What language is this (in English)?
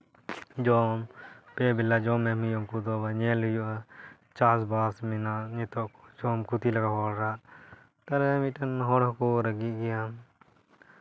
Santali